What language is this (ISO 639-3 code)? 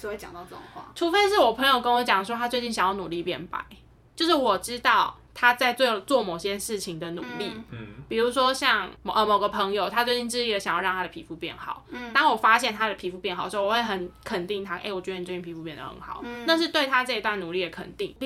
zho